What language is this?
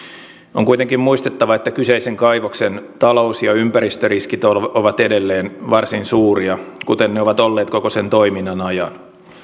Finnish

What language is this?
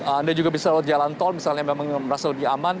Indonesian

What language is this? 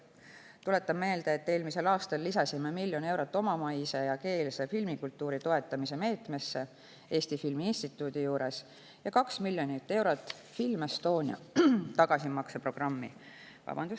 Estonian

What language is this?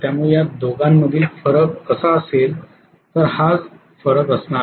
Marathi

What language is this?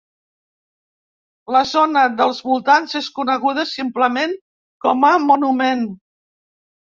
Catalan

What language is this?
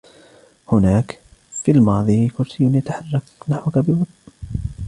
Arabic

